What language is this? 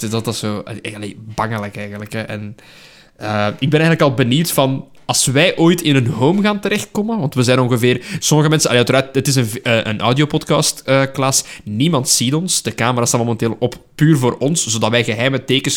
Dutch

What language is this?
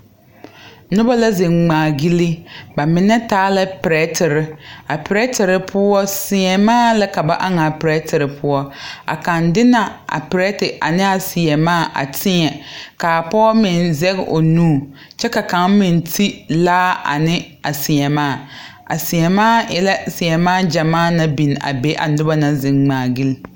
Southern Dagaare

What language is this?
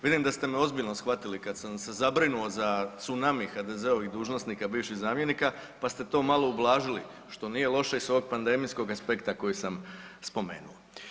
Croatian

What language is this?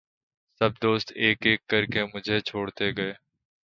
Urdu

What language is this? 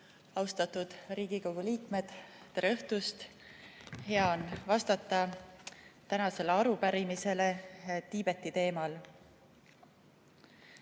Estonian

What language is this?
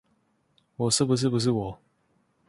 Chinese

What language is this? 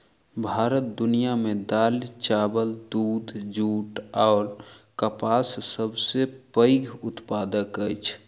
Maithili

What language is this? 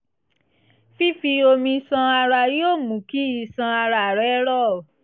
Yoruba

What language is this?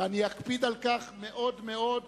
Hebrew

